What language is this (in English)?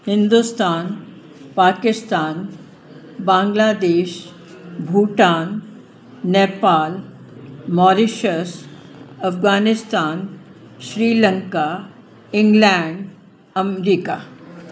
Sindhi